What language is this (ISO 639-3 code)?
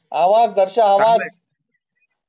mar